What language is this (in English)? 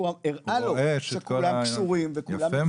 Hebrew